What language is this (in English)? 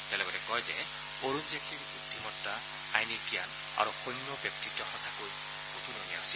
Assamese